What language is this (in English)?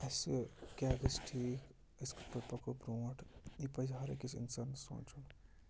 Kashmiri